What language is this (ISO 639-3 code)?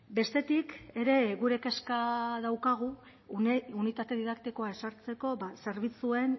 eus